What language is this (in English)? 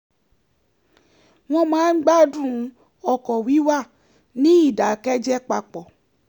Yoruba